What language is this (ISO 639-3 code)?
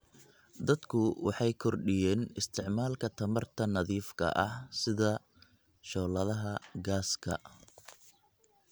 som